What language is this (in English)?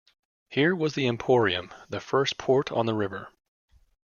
English